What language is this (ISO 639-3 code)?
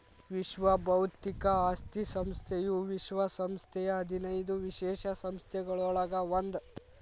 kan